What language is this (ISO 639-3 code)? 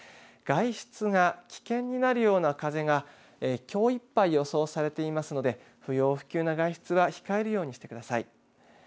jpn